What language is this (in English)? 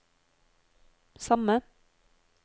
Norwegian